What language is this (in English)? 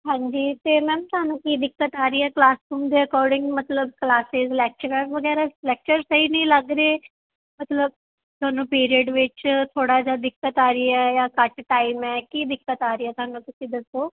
Punjabi